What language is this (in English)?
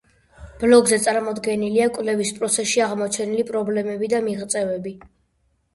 Georgian